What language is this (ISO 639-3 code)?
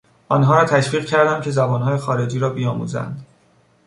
fas